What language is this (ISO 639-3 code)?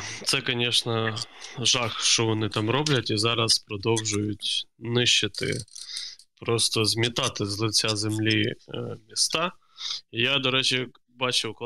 ukr